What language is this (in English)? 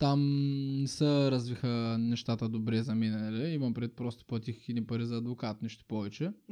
Bulgarian